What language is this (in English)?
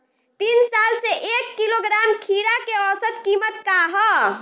Bhojpuri